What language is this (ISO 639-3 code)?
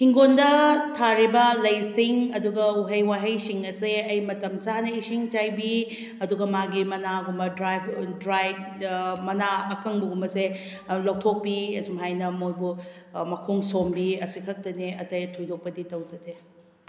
mni